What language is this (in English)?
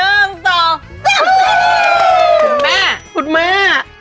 Thai